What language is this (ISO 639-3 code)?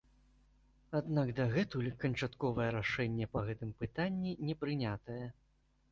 bel